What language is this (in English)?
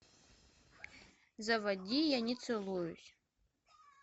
Russian